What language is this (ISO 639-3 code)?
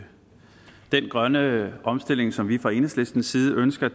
dan